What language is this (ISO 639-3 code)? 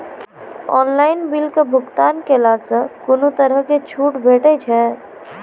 mai